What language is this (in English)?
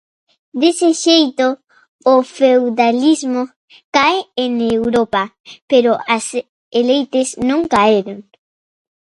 Galician